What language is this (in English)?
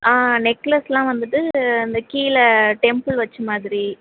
Tamil